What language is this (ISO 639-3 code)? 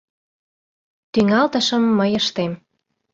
chm